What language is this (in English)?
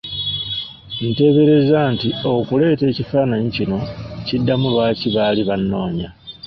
Ganda